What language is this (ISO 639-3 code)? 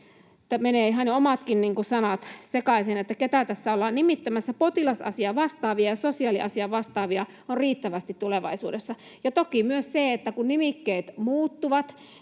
fin